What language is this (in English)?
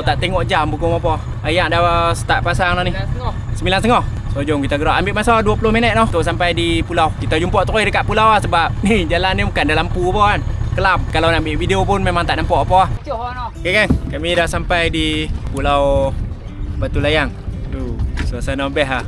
Malay